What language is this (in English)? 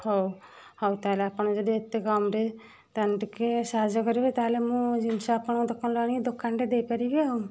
Odia